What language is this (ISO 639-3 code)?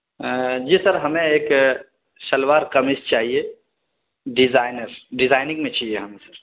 urd